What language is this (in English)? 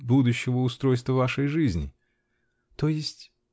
Russian